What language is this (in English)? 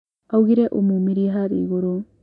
Kikuyu